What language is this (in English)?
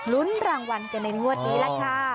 Thai